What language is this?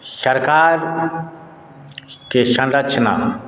Maithili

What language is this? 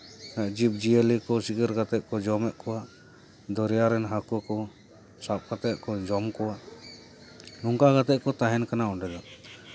Santali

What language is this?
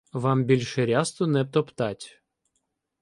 Ukrainian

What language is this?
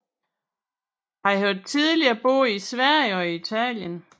Danish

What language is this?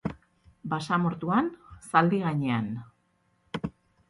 Basque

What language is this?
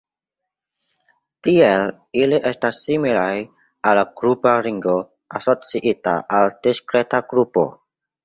Esperanto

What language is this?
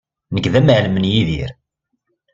Kabyle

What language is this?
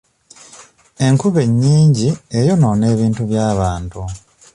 Ganda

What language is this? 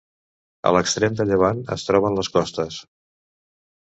Catalan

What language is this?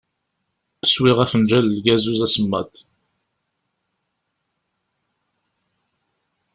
Kabyle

